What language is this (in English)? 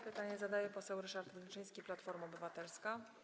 Polish